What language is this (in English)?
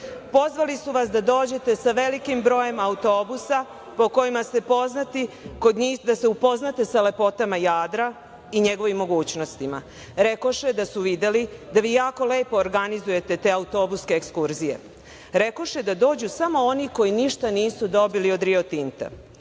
Serbian